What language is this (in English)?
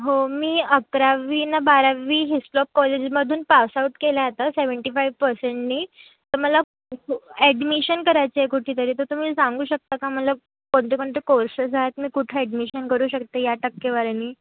Marathi